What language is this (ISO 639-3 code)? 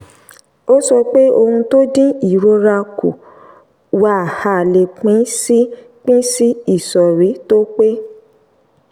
yor